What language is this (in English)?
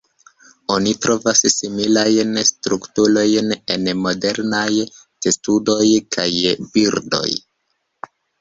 Esperanto